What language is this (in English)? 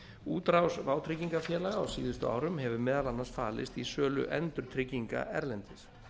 Icelandic